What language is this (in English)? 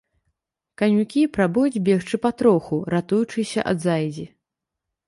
Belarusian